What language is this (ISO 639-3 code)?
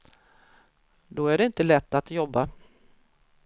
swe